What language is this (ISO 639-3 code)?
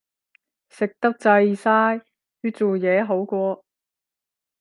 yue